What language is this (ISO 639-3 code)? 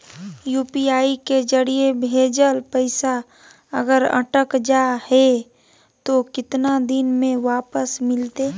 mag